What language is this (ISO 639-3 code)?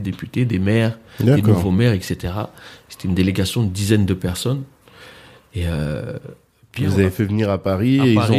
fra